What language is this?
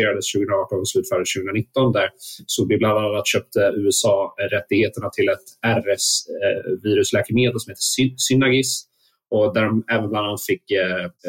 Swedish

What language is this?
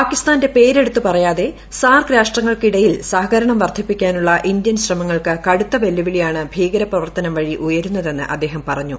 Malayalam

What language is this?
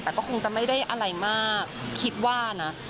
Thai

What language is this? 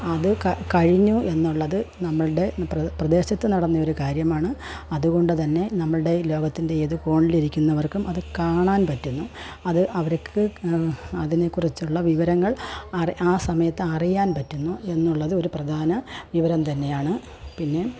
Malayalam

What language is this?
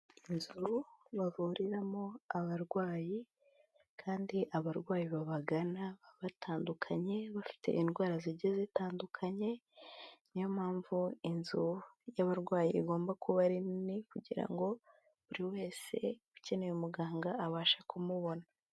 Kinyarwanda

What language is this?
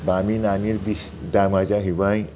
Bodo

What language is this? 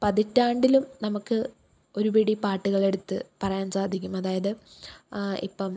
Malayalam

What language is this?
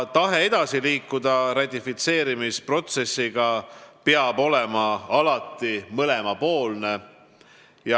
Estonian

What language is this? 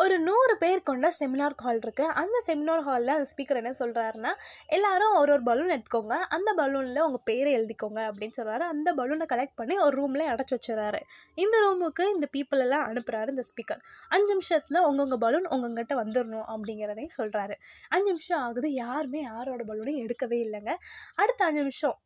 Tamil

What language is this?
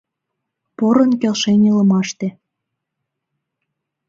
Mari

